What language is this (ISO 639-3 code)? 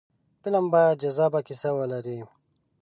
pus